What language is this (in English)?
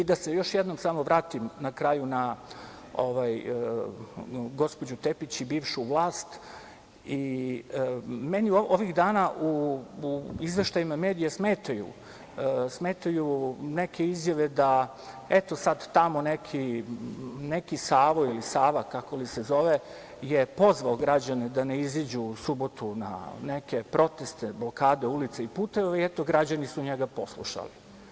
Serbian